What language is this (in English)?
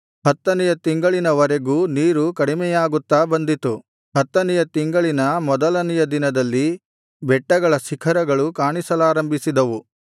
Kannada